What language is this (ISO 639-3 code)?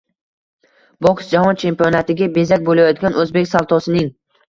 uzb